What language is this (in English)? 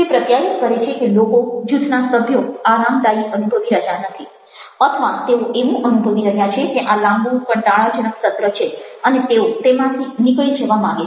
Gujarati